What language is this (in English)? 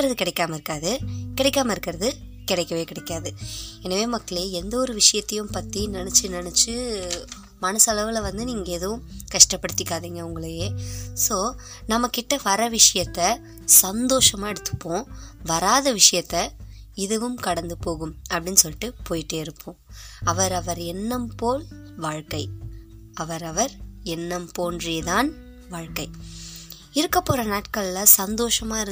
Tamil